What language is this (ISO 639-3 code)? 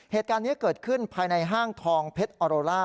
tha